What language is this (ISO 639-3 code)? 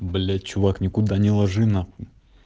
rus